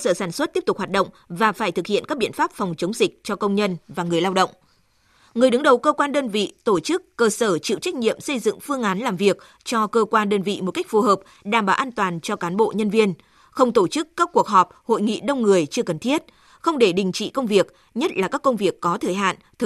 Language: Vietnamese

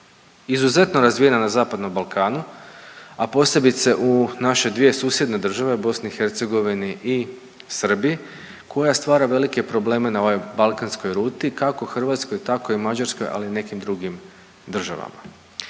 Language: Croatian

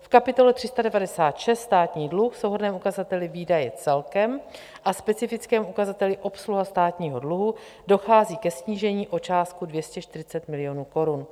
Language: Czech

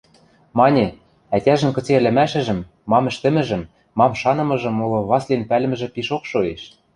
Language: Western Mari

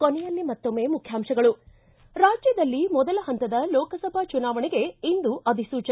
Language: Kannada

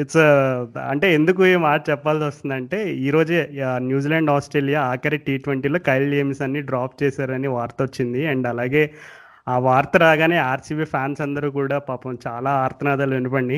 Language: Telugu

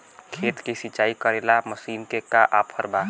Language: Bhojpuri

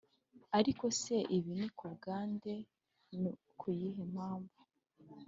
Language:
Kinyarwanda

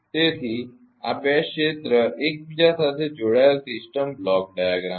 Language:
Gujarati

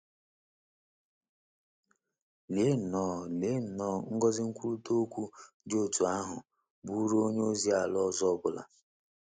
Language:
Igbo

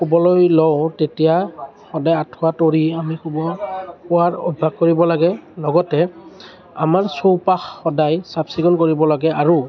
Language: Assamese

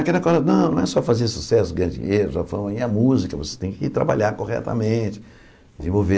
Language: Portuguese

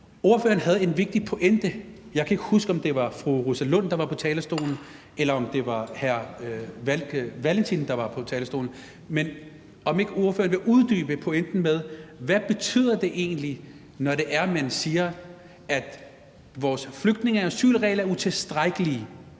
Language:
Danish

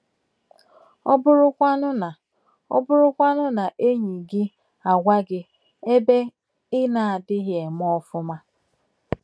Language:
Igbo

